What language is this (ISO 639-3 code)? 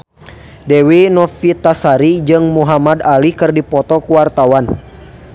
sun